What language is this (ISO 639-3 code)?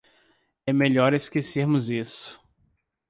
por